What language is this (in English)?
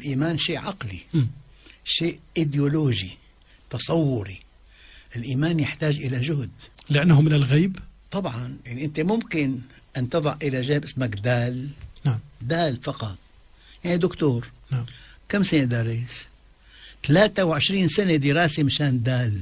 Arabic